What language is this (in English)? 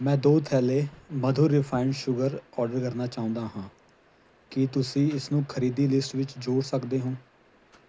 Punjabi